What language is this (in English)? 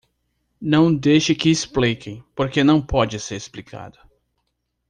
Portuguese